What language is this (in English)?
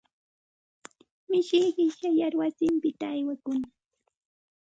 Santa Ana de Tusi Pasco Quechua